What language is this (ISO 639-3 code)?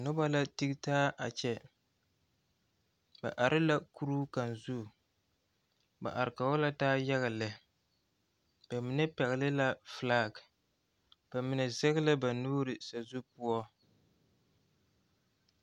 dga